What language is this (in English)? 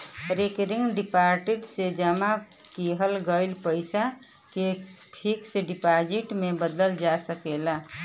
Bhojpuri